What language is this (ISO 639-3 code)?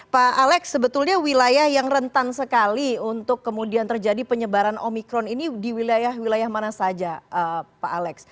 ind